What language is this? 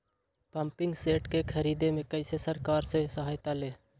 Magahi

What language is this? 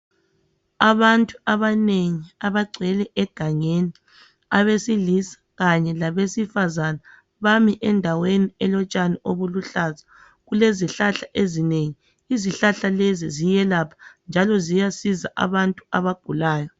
North Ndebele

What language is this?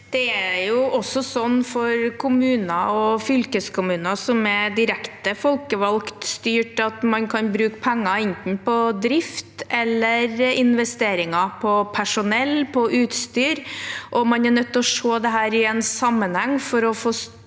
Norwegian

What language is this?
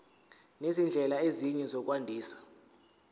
Zulu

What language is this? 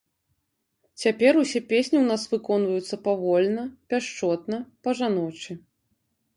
Belarusian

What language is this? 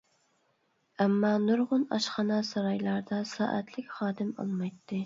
Uyghur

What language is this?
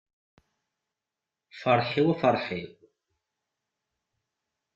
Kabyle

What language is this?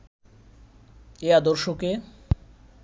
Bangla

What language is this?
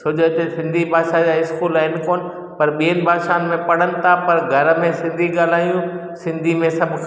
Sindhi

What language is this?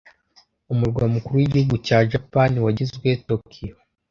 Kinyarwanda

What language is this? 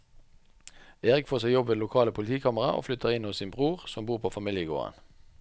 Norwegian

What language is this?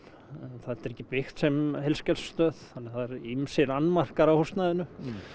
Icelandic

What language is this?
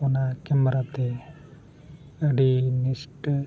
Santali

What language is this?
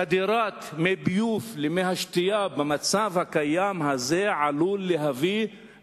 Hebrew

